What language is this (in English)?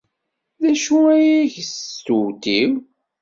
Kabyle